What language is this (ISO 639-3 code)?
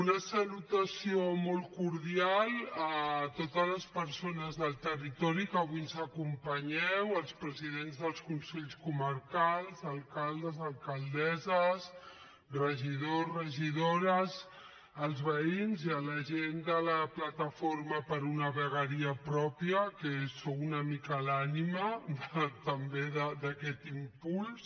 cat